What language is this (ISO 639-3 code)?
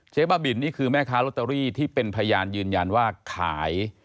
tha